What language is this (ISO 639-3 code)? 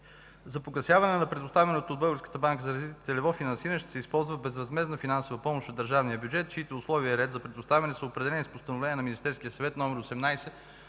bul